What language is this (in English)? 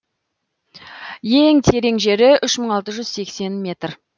Kazakh